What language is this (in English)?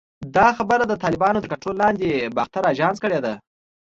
Pashto